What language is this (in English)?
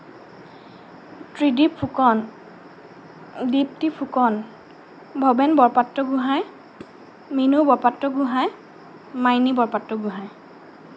Assamese